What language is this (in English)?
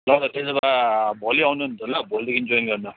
Nepali